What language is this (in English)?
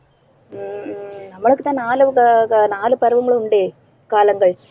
Tamil